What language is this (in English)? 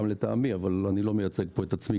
Hebrew